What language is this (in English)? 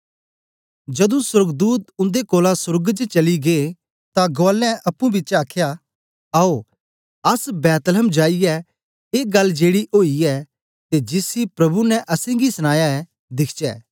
Dogri